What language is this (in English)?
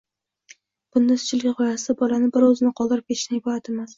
Uzbek